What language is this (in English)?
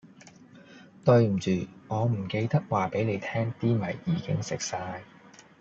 Cantonese